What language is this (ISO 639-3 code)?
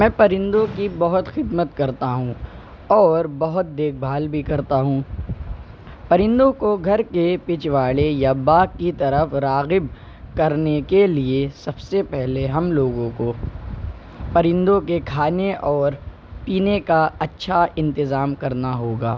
urd